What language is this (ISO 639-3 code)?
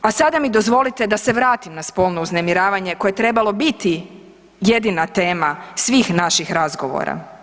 hrv